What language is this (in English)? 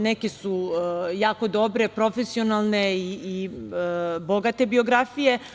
Serbian